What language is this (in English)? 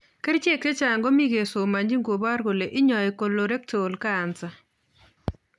Kalenjin